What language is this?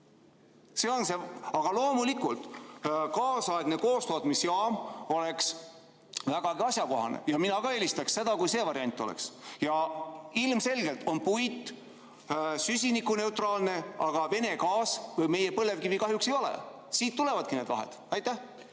Estonian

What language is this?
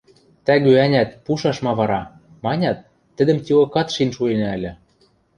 Western Mari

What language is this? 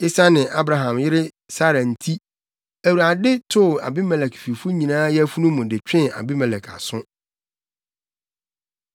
Akan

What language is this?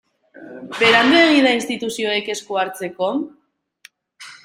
Basque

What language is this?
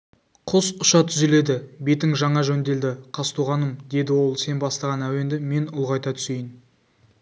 Kazakh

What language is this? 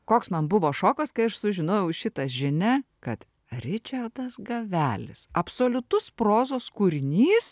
Lithuanian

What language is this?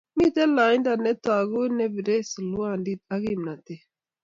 Kalenjin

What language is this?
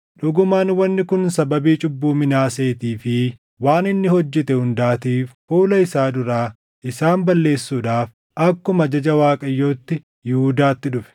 Oromo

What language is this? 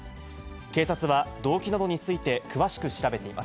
Japanese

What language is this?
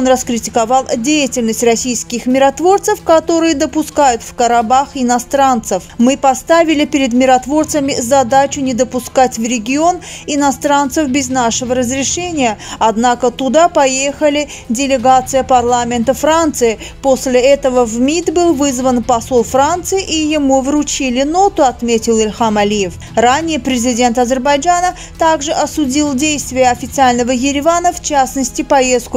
Russian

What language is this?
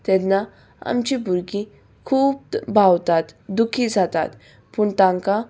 Konkani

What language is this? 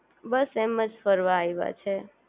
Gujarati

